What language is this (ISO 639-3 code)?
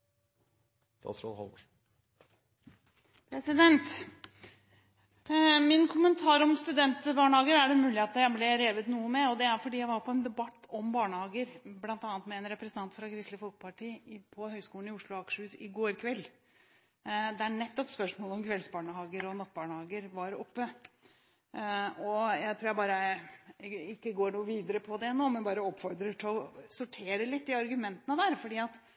nob